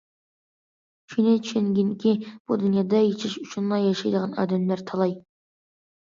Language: Uyghur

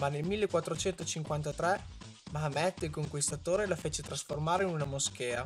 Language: Italian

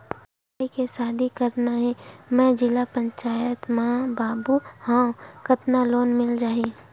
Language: Chhattisgarhi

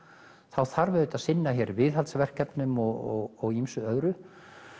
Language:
Icelandic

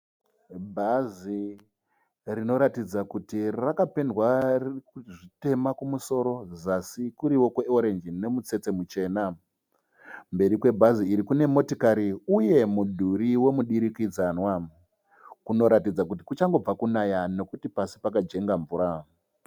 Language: Shona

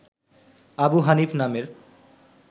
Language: Bangla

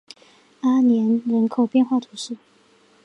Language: Chinese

